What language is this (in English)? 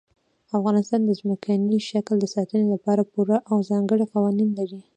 Pashto